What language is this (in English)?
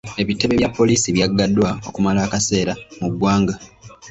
Ganda